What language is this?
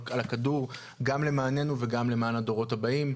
Hebrew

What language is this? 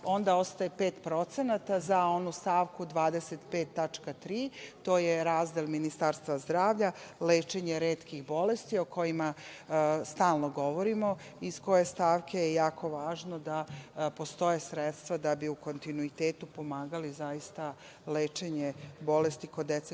Serbian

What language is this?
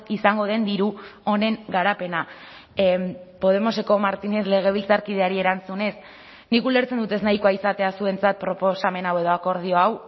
Basque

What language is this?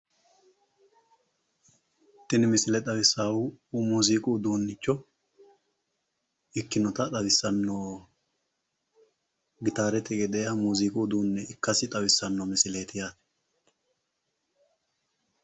Sidamo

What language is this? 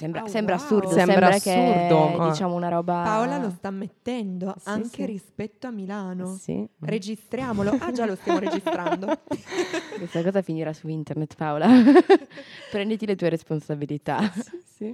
Italian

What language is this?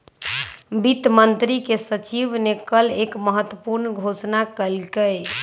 Magahi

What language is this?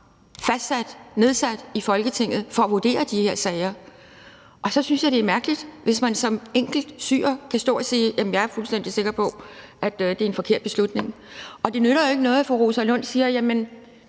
Danish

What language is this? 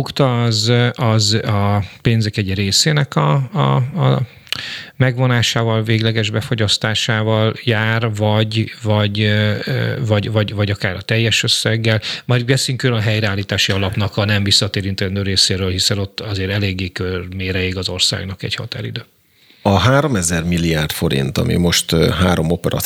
Hungarian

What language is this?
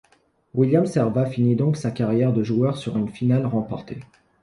French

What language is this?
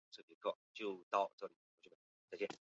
Chinese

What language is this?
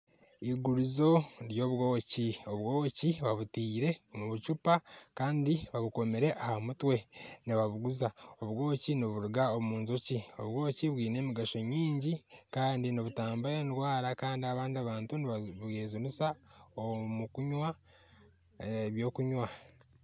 Nyankole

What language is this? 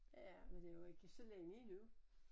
Danish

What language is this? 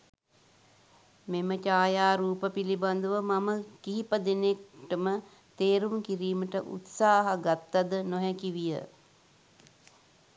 Sinhala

